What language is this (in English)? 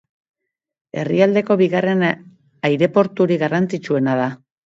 Basque